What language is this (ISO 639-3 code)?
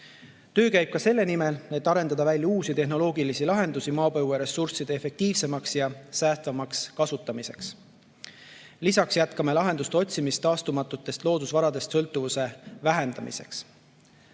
est